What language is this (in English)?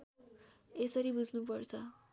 Nepali